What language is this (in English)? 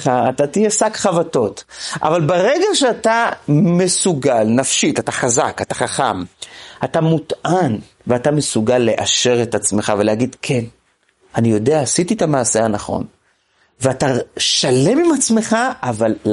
Hebrew